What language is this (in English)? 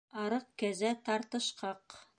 Bashkir